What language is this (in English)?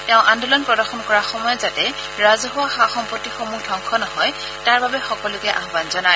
Assamese